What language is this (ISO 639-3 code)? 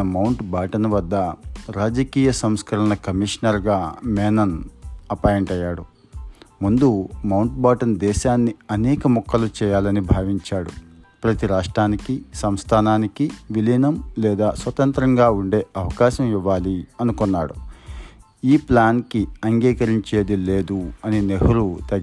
tel